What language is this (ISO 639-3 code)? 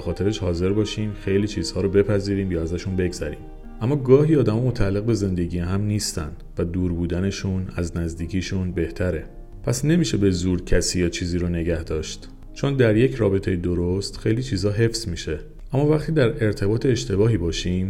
fas